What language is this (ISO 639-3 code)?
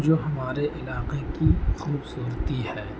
urd